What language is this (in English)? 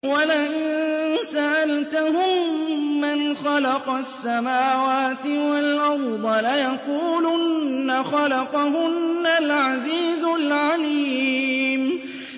Arabic